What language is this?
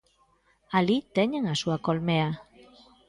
Galician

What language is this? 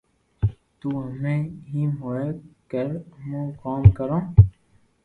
Loarki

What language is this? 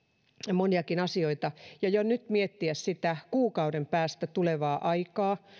Finnish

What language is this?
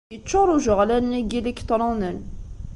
Kabyle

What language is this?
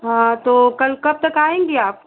Hindi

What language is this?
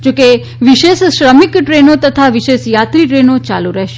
Gujarati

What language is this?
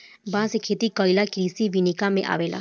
Bhojpuri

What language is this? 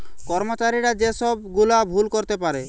Bangla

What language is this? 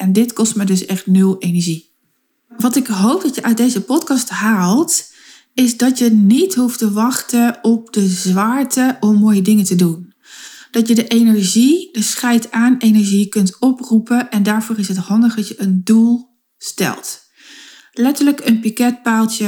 Dutch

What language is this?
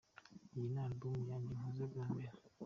Kinyarwanda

